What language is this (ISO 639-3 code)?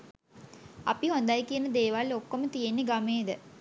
sin